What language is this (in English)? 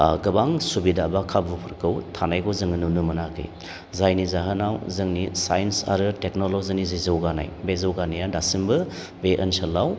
Bodo